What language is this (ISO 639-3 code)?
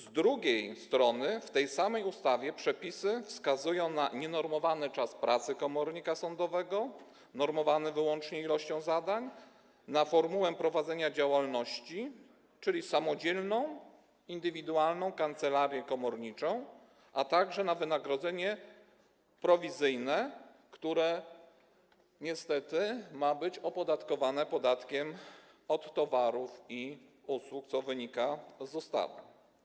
pol